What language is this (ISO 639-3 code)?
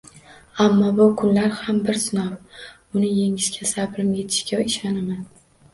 uzb